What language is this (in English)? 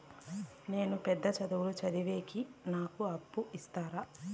Telugu